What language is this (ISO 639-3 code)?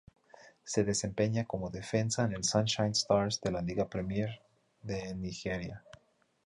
spa